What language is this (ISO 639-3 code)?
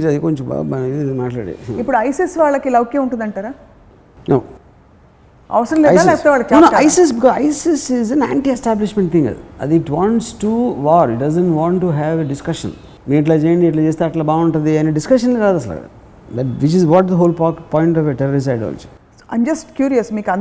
tel